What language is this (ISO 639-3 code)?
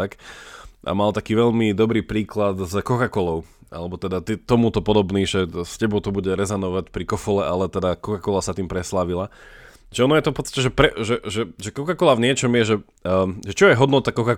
slk